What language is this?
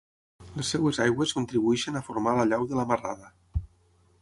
Catalan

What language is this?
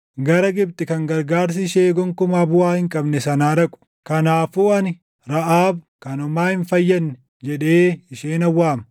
Oromo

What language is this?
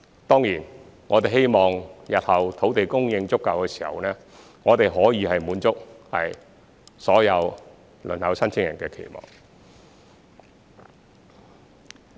Cantonese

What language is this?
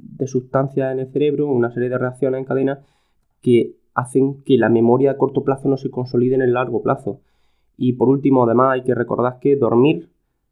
Spanish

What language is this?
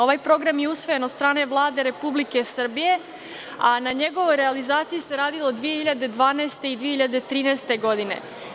Serbian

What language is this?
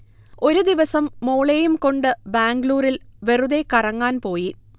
Malayalam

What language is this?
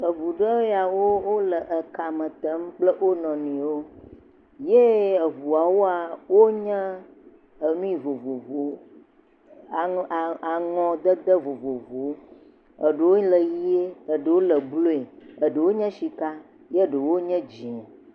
Ewe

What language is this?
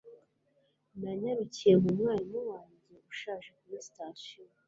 Kinyarwanda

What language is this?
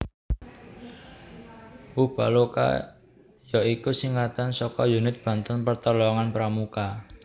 Javanese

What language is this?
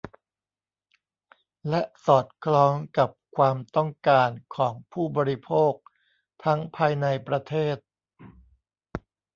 Thai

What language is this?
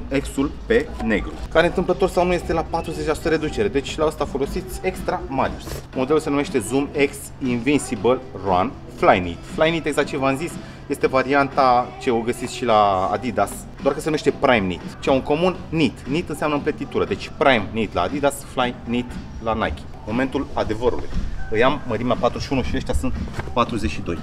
Romanian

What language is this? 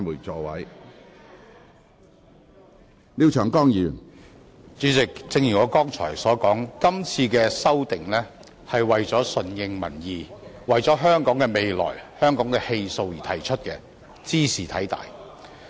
Cantonese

